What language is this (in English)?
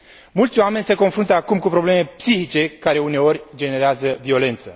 Romanian